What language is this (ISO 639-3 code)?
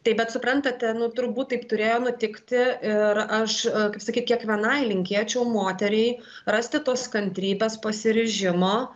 lit